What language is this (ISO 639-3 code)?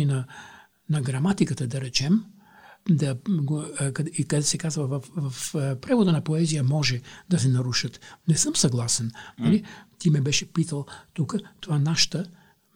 bul